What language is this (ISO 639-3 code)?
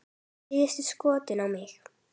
isl